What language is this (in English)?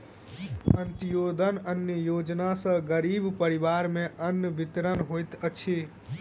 Maithili